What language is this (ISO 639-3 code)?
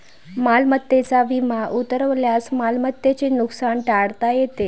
mar